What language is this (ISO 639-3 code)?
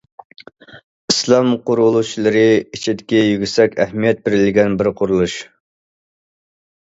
uig